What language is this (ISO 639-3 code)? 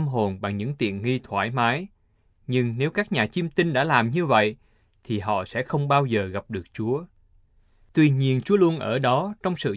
vie